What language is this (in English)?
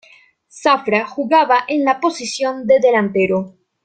Spanish